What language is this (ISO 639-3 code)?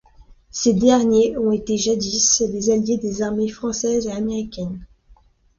fra